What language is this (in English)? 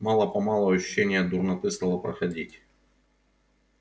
Russian